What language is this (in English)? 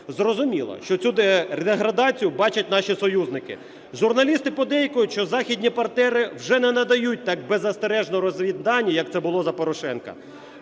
Ukrainian